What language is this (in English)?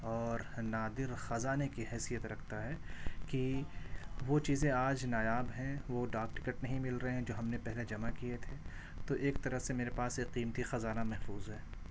Urdu